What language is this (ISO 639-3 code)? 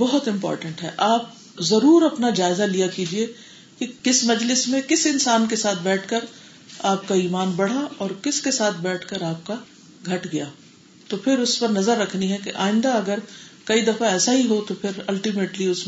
urd